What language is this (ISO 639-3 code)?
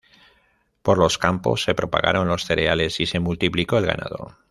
spa